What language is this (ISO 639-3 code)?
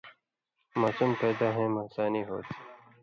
mvy